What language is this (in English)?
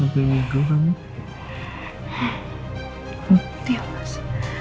Indonesian